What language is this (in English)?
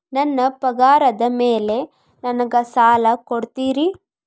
Kannada